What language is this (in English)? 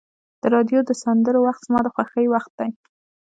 Pashto